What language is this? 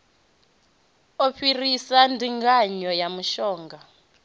Venda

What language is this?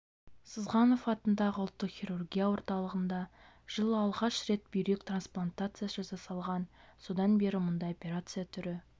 Kazakh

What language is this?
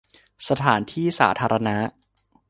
Thai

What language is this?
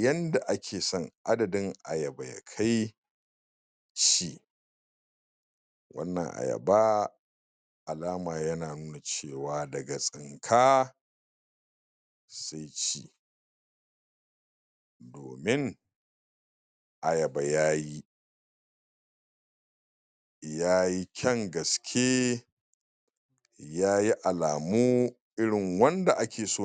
Hausa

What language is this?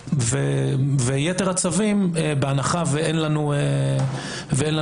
Hebrew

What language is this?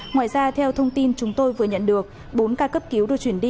Vietnamese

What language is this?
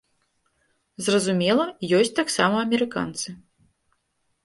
Belarusian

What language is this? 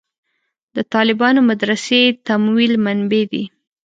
Pashto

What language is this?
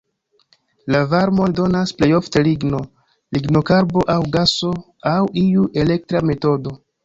Esperanto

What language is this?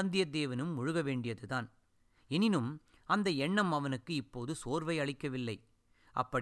Tamil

